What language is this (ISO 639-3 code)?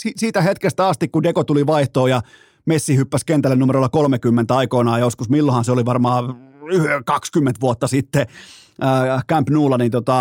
fin